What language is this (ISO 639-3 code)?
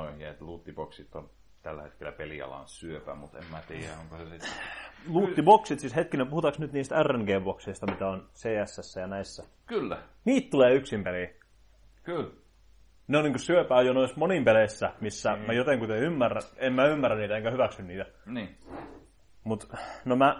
fin